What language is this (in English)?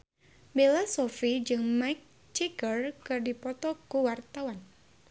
Sundanese